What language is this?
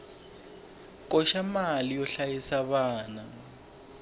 Tsonga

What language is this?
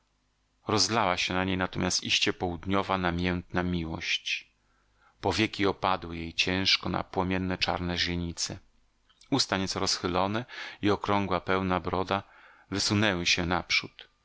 Polish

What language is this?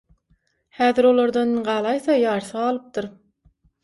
Turkmen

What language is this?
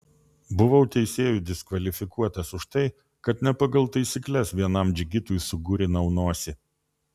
Lithuanian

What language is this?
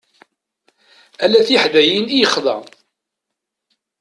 Kabyle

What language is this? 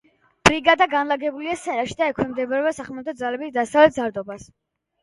Georgian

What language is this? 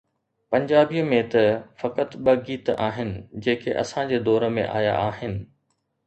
Sindhi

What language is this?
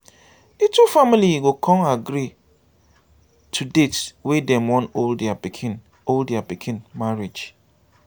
Nigerian Pidgin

